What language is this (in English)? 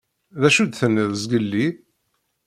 Kabyle